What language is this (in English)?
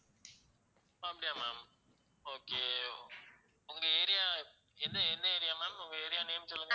Tamil